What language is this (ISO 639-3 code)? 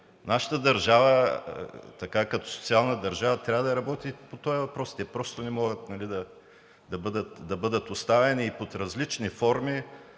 bul